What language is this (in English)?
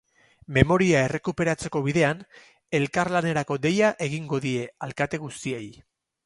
Basque